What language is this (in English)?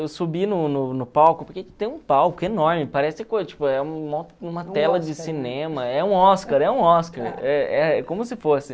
Portuguese